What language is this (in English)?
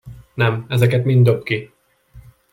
Hungarian